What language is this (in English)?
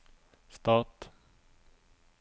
Norwegian